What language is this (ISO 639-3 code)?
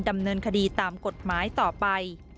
tha